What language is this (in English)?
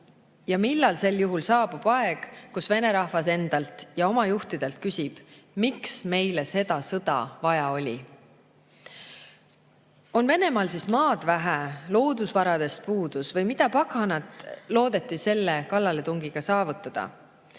Estonian